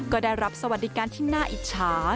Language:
Thai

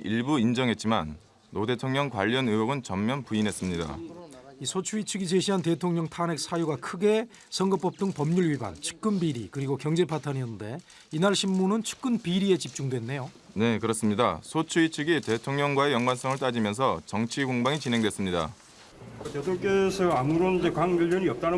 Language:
Korean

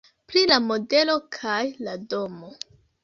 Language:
Esperanto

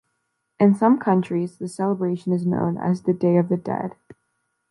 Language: English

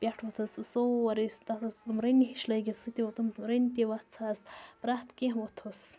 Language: Kashmiri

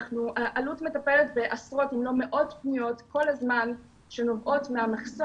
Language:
Hebrew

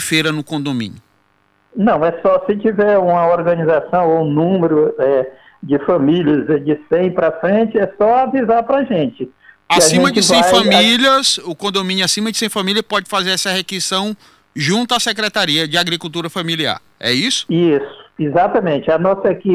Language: Portuguese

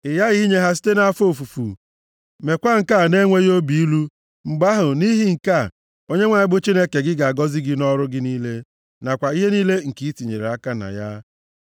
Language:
Igbo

